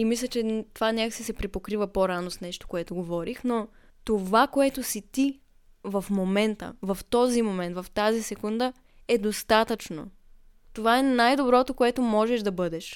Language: Bulgarian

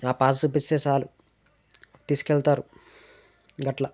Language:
Telugu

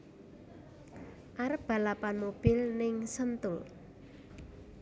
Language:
Javanese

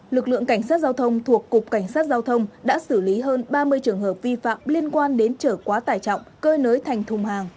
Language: Vietnamese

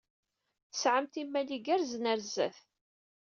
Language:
Kabyle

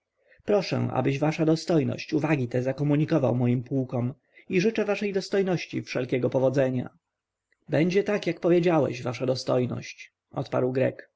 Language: Polish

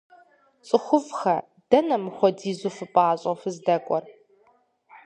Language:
Kabardian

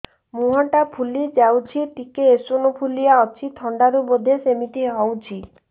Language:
Odia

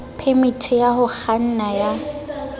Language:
Southern Sotho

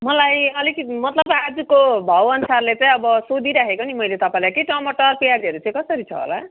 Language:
Nepali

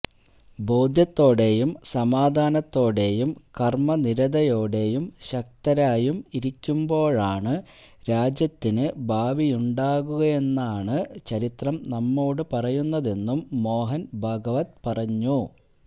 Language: Malayalam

